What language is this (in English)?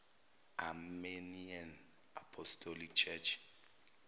Zulu